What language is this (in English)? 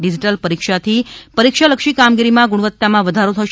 Gujarati